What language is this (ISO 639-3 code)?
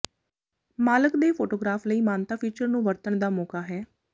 pan